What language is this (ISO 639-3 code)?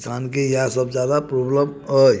mai